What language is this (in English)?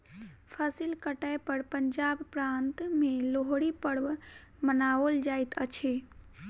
Maithili